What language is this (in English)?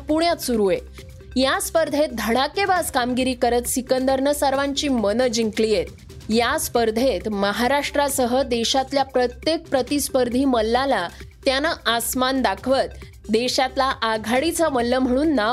Marathi